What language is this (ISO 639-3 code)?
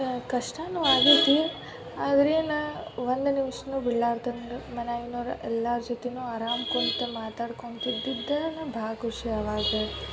kan